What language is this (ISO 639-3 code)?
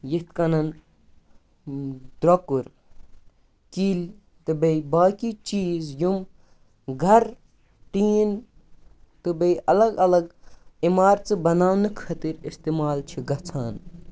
kas